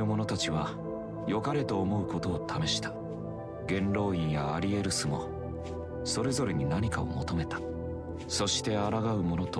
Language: Japanese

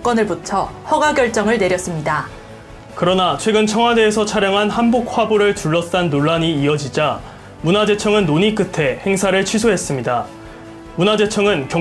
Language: Korean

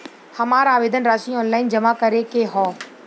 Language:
Bhojpuri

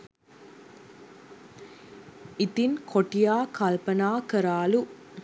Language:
Sinhala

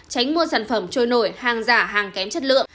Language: Vietnamese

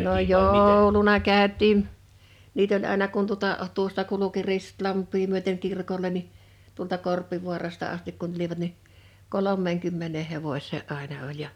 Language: Finnish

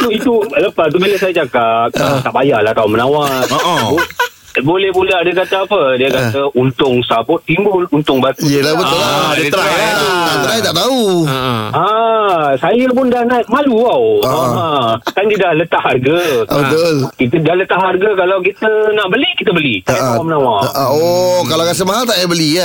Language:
Malay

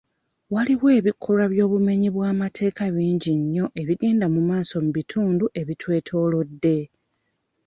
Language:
Ganda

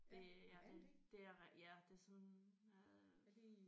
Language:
Danish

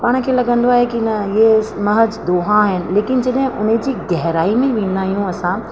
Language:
Sindhi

